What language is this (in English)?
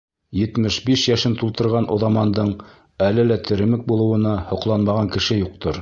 Bashkir